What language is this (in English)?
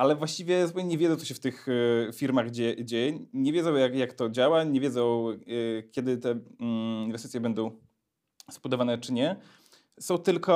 Polish